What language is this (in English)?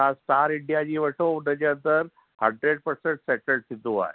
Sindhi